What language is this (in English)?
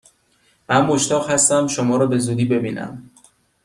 Persian